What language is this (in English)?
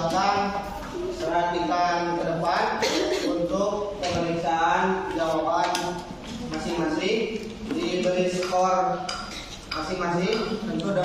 Indonesian